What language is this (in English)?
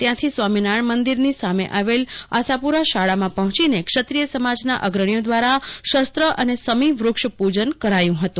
Gujarati